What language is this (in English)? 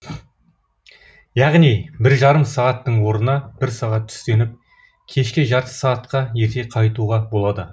Kazakh